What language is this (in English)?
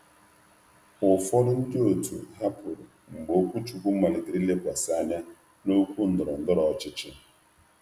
Igbo